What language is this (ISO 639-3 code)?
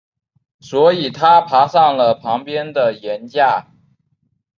zho